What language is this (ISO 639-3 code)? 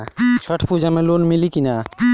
bho